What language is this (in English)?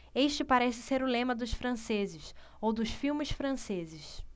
Portuguese